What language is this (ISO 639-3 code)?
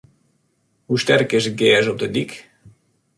fry